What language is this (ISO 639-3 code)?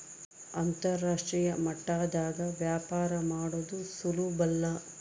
kan